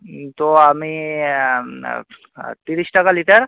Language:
Bangla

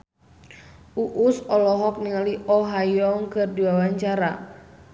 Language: Sundanese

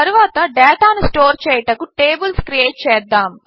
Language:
Telugu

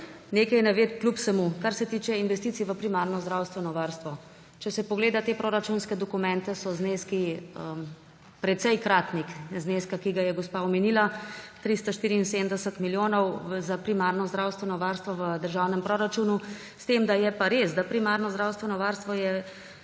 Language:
Slovenian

